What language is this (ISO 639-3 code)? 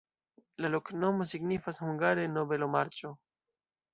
epo